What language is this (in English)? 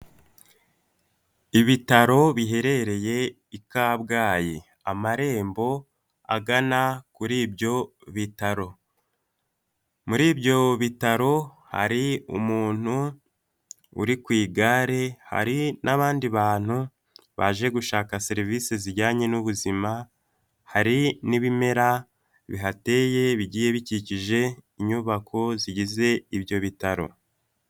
Kinyarwanda